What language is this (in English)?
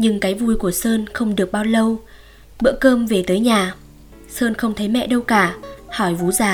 Vietnamese